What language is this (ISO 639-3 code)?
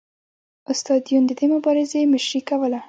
pus